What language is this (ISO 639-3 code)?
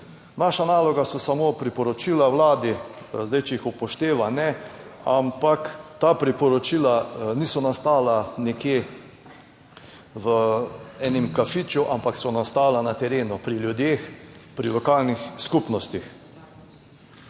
slv